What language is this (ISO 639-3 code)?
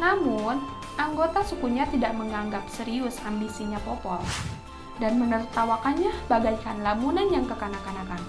ind